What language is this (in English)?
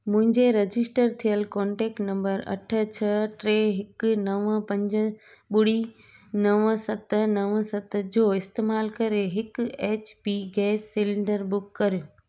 Sindhi